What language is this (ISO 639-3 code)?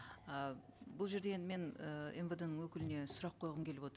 kaz